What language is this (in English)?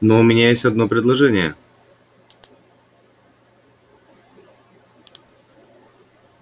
Russian